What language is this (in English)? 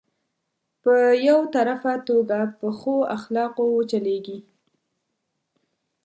Pashto